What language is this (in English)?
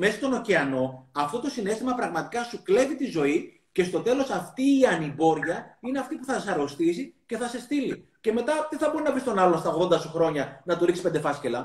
Greek